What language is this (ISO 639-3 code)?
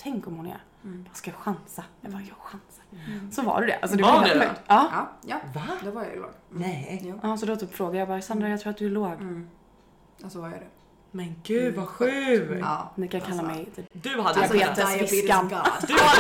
swe